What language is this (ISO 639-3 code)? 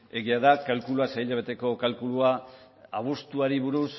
eus